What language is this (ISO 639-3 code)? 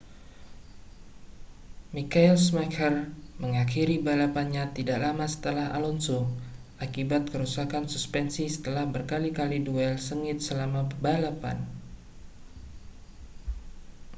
ind